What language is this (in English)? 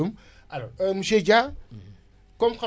Wolof